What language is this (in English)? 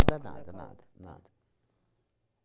Portuguese